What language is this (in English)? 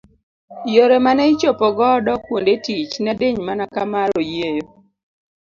Luo (Kenya and Tanzania)